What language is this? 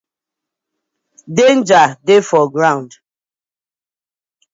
Nigerian Pidgin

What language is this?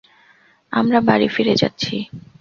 Bangla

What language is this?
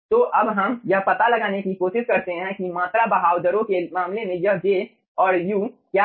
Hindi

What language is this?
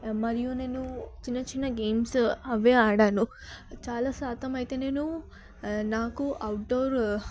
Telugu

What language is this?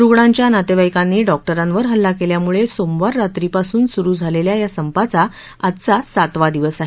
Marathi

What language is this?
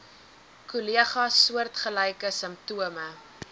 Afrikaans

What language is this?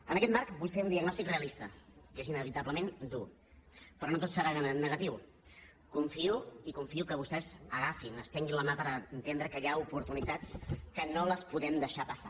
Catalan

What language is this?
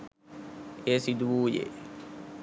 Sinhala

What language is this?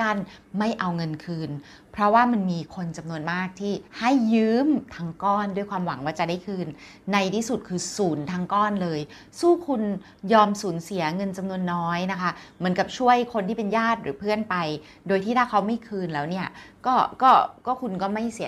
Thai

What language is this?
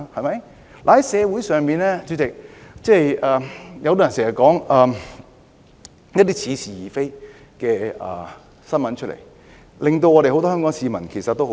Cantonese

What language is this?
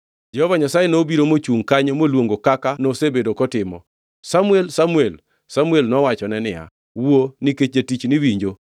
Luo (Kenya and Tanzania)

